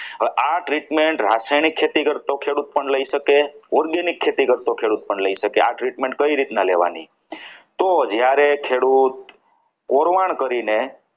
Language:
Gujarati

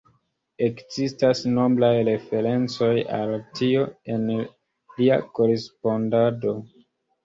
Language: Esperanto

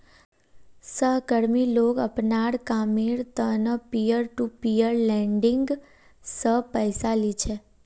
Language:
Magahi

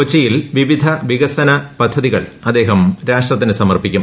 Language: Malayalam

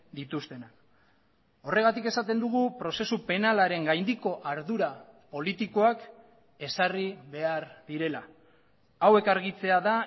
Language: Basque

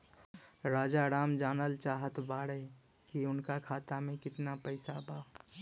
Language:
Bhojpuri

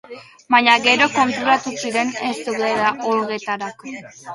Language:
Basque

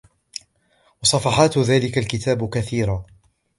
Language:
Arabic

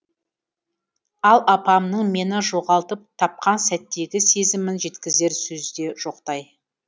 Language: Kazakh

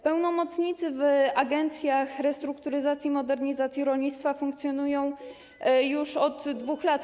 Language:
Polish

